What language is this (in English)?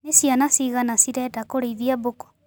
Kikuyu